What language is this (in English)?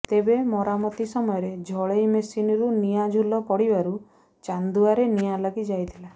Odia